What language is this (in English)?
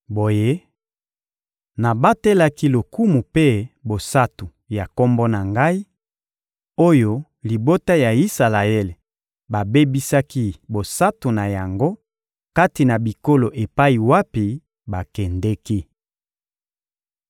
Lingala